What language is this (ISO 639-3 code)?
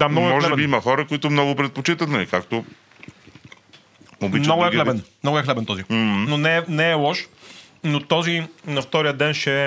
bul